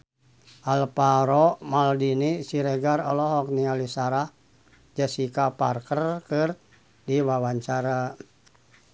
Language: Sundanese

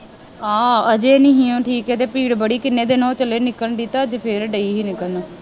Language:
Punjabi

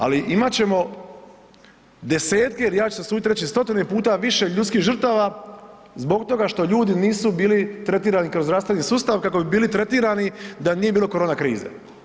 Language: Croatian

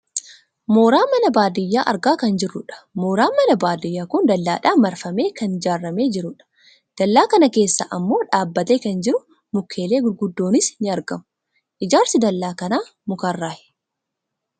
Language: Oromo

